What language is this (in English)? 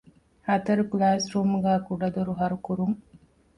Divehi